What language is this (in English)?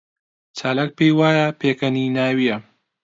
Central Kurdish